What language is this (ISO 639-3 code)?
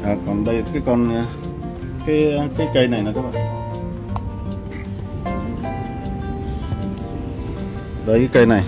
vie